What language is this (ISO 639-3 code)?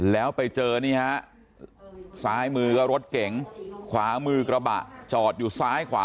tha